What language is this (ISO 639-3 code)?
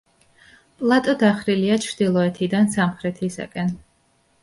kat